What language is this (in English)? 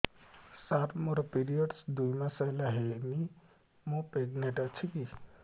Odia